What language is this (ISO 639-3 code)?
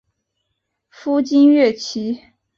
zho